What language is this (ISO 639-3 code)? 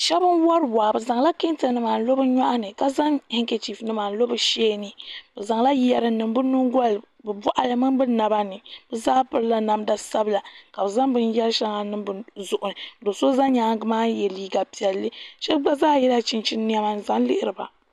dag